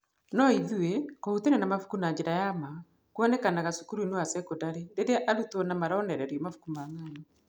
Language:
Kikuyu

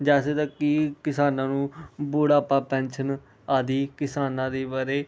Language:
Punjabi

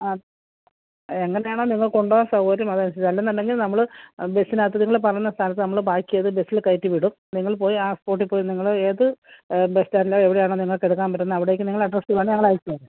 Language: Malayalam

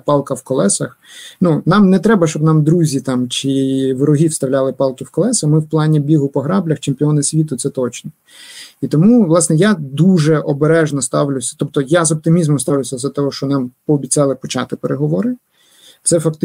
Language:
Ukrainian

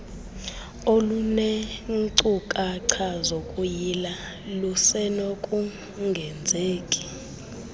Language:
Xhosa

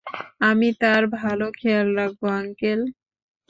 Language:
Bangla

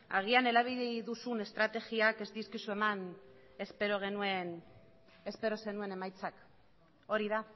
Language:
Basque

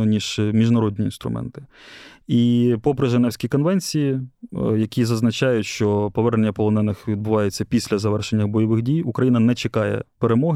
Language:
Ukrainian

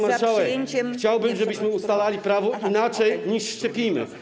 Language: Polish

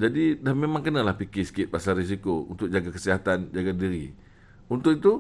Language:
Malay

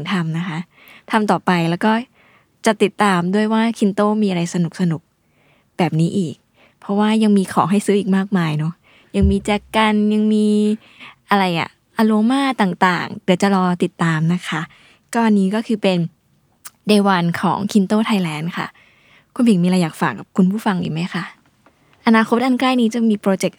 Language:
Thai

